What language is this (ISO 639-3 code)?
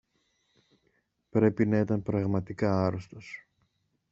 ell